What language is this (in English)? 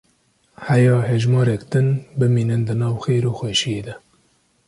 Kurdish